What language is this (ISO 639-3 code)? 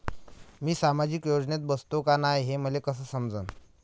mar